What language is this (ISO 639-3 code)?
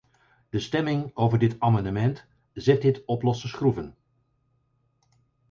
nld